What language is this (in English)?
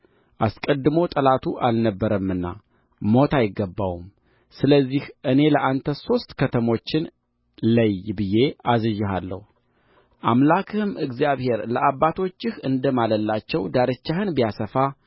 Amharic